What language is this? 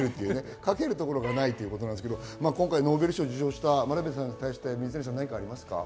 Japanese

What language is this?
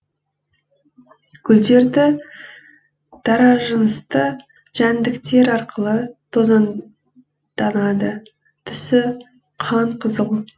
Kazakh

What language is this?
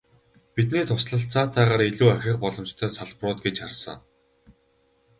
Mongolian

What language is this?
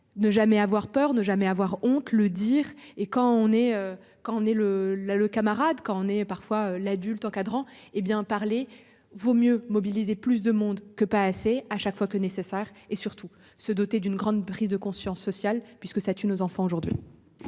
French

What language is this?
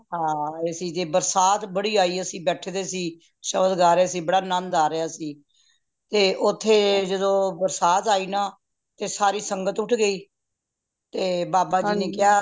Punjabi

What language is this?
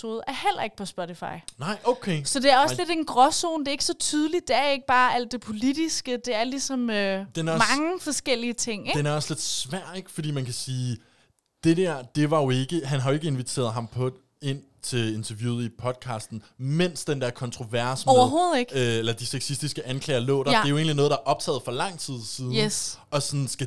Danish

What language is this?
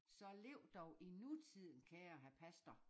Danish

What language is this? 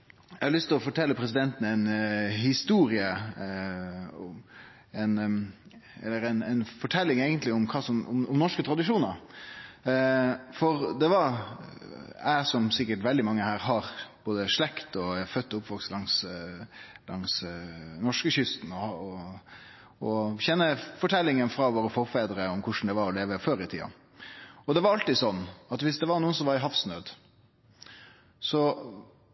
Norwegian Nynorsk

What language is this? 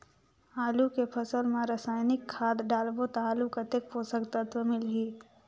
Chhattisgarhi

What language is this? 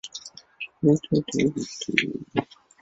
Chinese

